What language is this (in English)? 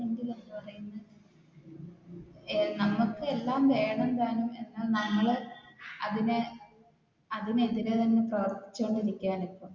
Malayalam